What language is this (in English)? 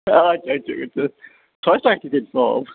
Kashmiri